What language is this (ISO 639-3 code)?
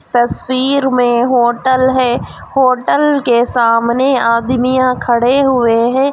hin